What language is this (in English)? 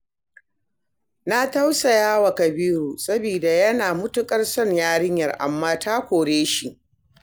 Hausa